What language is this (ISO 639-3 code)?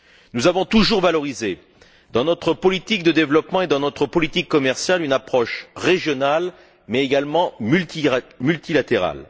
fra